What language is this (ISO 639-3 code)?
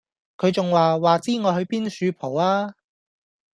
yue